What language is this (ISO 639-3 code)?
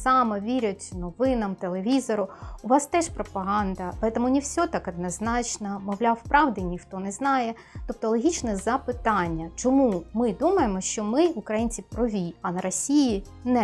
ukr